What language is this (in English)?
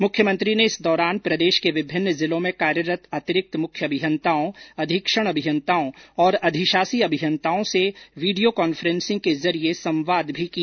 Hindi